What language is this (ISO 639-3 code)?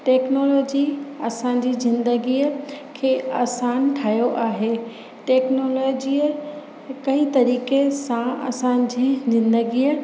snd